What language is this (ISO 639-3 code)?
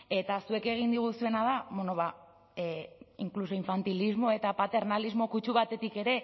eus